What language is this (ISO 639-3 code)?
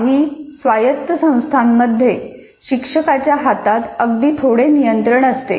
mar